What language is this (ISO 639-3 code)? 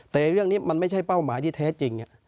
tha